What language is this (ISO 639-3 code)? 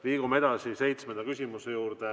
est